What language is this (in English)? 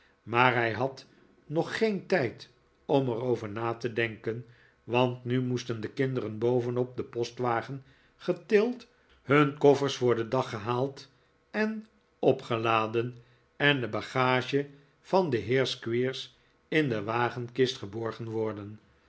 Dutch